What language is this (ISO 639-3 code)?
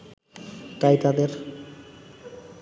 ben